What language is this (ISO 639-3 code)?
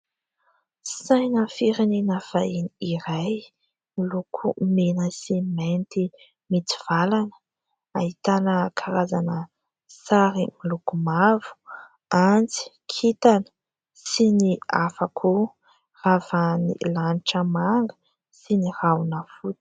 mlg